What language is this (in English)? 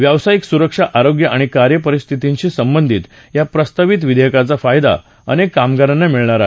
Marathi